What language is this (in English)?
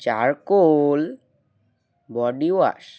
Bangla